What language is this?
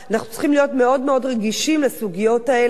Hebrew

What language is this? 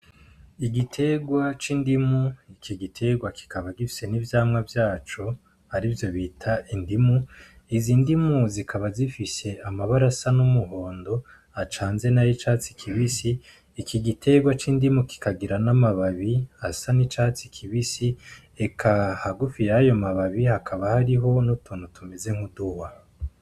Rundi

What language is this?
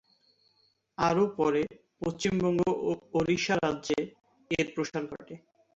Bangla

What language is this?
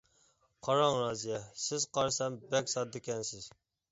Uyghur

